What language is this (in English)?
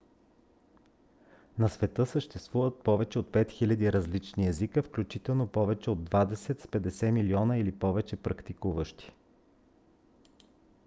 Bulgarian